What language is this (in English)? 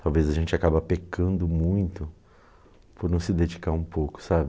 Portuguese